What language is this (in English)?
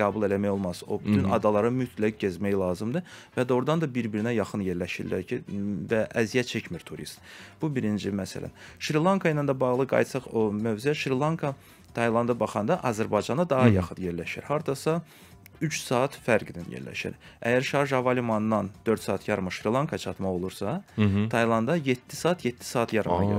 Turkish